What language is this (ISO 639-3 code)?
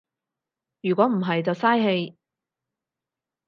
yue